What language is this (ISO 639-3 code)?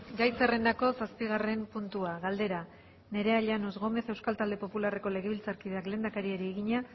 eus